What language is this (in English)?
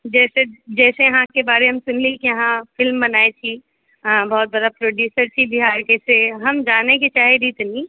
Maithili